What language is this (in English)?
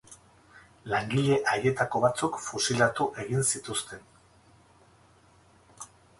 Basque